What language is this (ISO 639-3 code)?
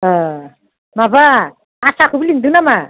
brx